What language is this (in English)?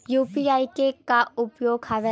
Chhattisgarhi